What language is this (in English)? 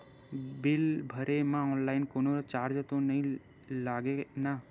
Chhattisgarhi